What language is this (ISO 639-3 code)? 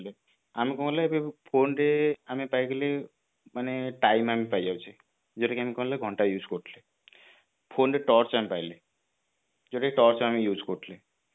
ori